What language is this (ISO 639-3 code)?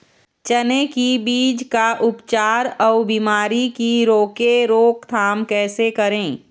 hne